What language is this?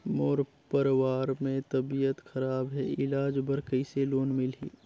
Chhattisgarhi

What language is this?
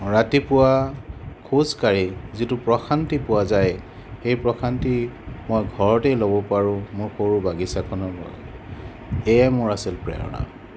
Assamese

